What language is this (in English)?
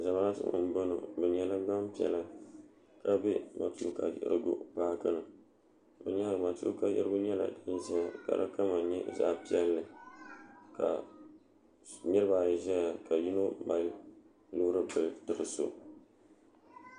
Dagbani